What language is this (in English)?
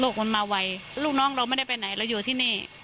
Thai